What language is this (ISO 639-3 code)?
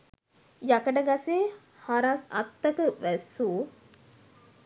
sin